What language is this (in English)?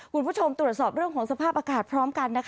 Thai